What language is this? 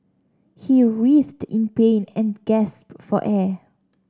English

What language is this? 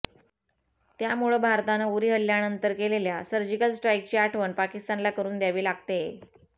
Marathi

